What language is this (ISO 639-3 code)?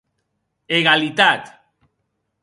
oci